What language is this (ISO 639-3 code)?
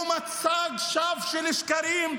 heb